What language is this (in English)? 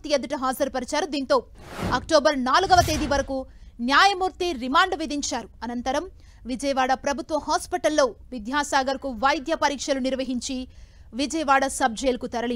Telugu